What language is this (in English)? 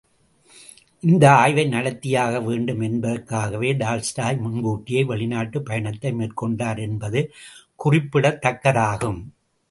Tamil